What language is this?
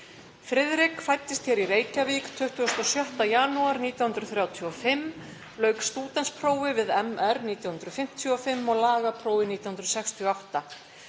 Icelandic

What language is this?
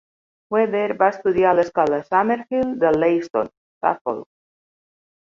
Catalan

